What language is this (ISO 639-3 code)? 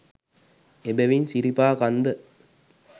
sin